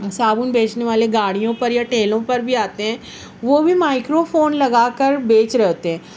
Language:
Urdu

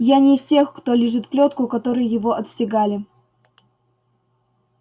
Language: Russian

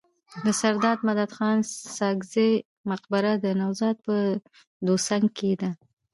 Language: Pashto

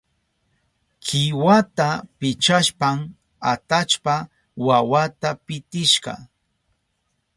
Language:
Southern Pastaza Quechua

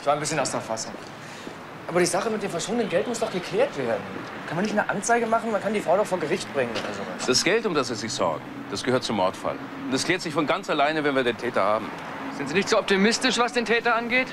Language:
German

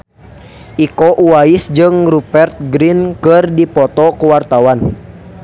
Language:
Sundanese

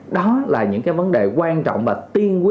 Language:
Vietnamese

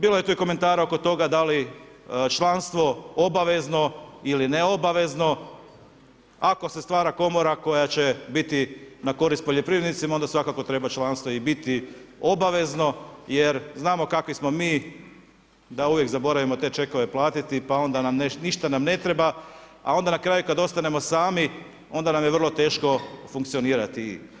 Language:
Croatian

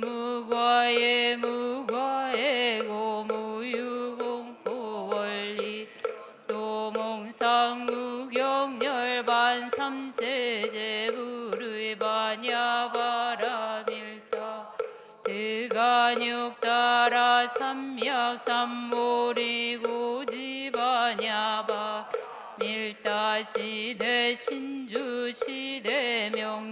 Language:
Korean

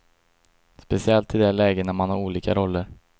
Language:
Swedish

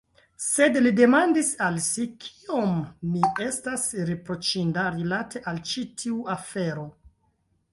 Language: Esperanto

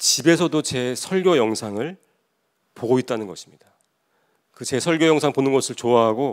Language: Korean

